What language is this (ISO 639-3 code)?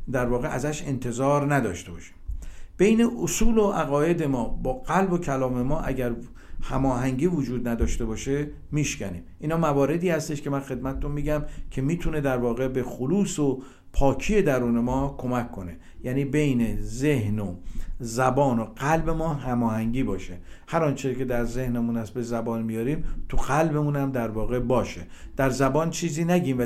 fas